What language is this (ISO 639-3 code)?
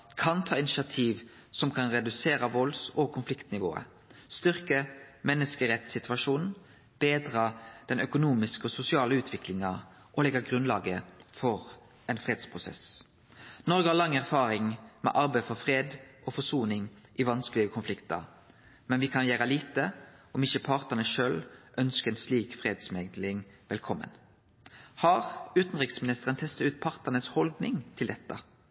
nno